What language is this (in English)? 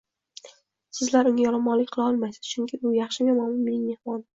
Uzbek